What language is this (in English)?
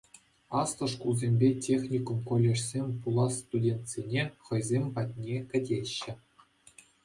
Chuvash